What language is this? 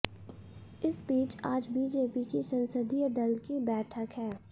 Hindi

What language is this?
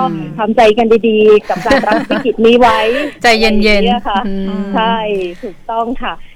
Thai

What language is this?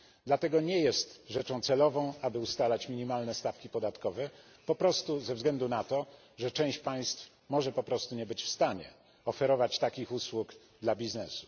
Polish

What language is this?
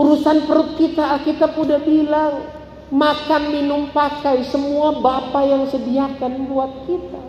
Indonesian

